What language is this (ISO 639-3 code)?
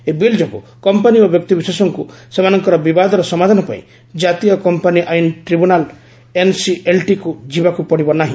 ori